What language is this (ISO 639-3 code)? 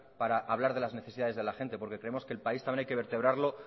spa